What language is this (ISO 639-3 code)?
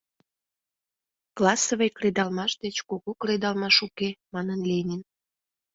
chm